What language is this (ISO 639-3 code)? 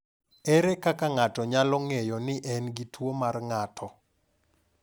luo